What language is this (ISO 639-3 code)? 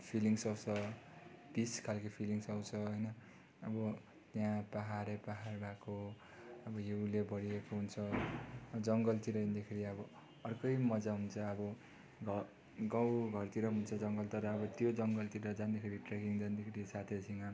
nep